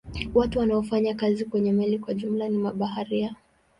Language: Swahili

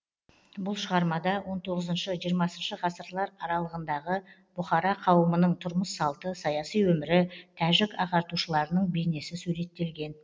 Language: Kazakh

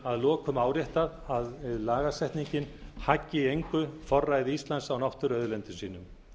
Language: Icelandic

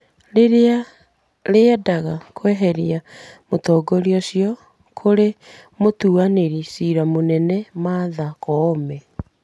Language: Kikuyu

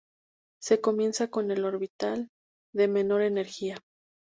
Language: Spanish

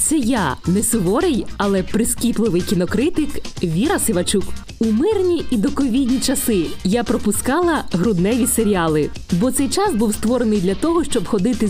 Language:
Ukrainian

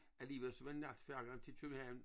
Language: Danish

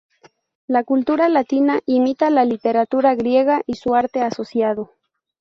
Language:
Spanish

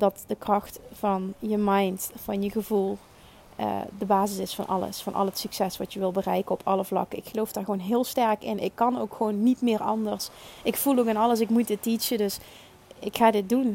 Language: Dutch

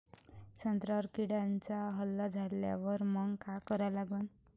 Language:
Marathi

